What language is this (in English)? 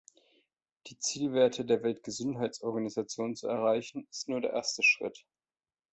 German